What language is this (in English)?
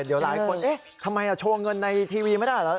Thai